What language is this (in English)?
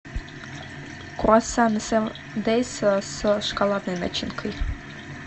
Russian